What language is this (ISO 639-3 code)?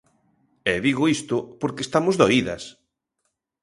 glg